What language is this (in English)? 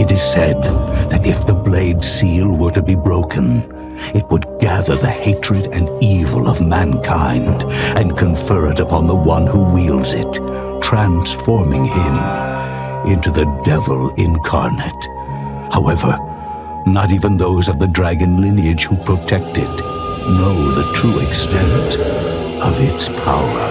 English